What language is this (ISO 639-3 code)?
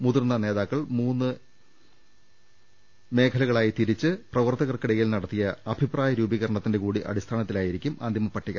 mal